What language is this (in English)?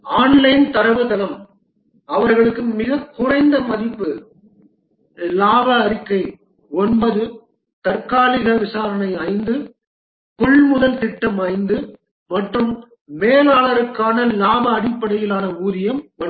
Tamil